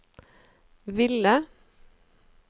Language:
Norwegian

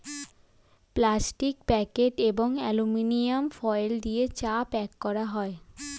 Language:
Bangla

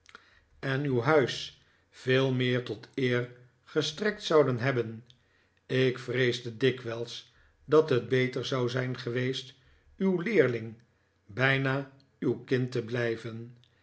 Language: Dutch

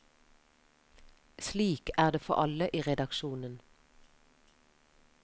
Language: Norwegian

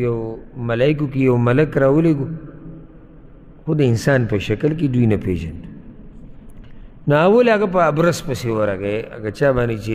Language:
Arabic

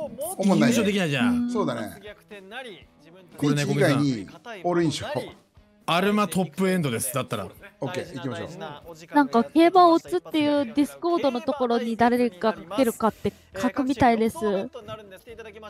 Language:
Japanese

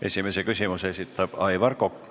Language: Estonian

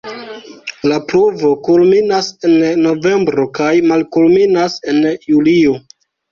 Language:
Esperanto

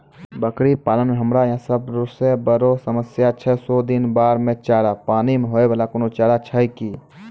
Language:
Maithili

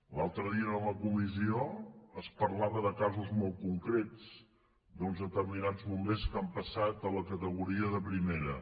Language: Catalan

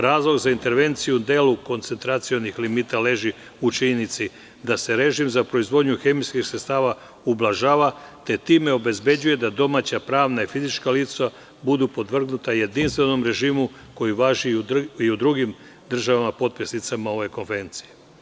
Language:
Serbian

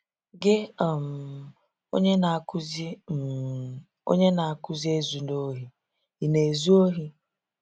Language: Igbo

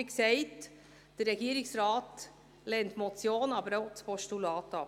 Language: Swiss German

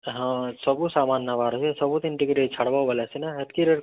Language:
Odia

